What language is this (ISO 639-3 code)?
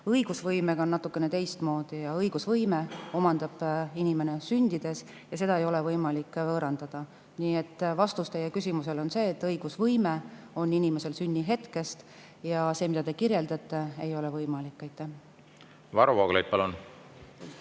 est